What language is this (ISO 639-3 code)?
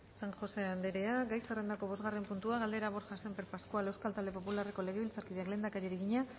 eus